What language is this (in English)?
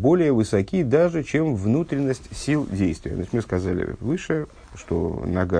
Russian